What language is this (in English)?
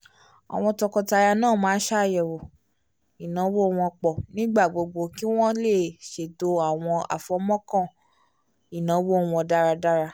Yoruba